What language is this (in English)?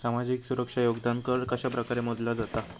Marathi